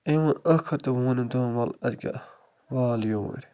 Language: Kashmiri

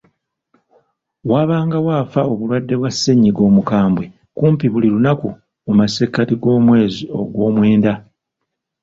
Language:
Ganda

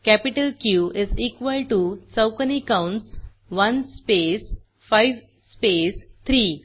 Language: Marathi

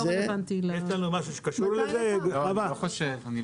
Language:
Hebrew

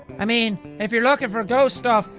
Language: English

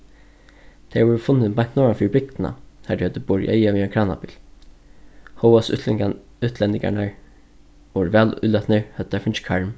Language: Faroese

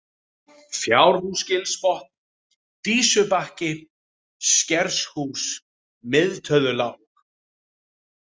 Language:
Icelandic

